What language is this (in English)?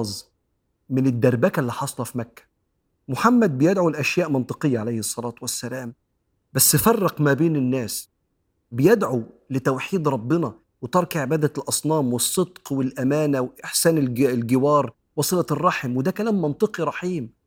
Arabic